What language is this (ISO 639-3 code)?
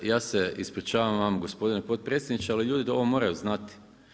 hrv